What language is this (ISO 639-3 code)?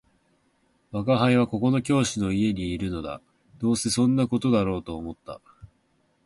jpn